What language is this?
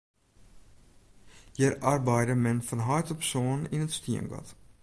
Western Frisian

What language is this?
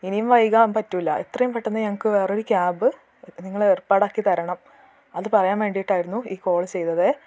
Malayalam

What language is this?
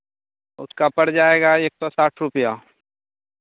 Hindi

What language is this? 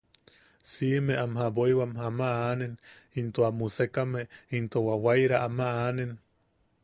Yaqui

